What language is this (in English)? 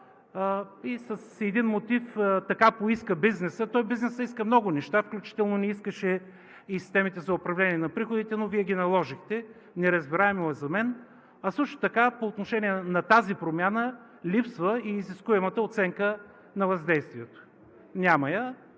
Bulgarian